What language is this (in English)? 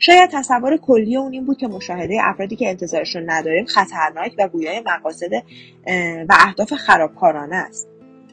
Persian